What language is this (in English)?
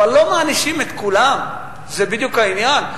Hebrew